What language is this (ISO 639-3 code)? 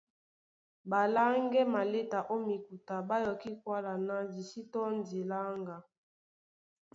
dua